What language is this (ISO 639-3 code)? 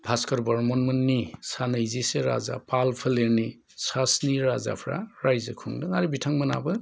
brx